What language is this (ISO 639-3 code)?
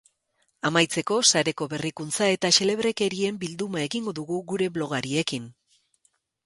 eus